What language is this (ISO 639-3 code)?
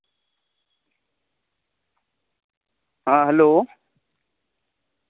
sat